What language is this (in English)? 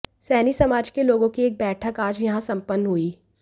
Hindi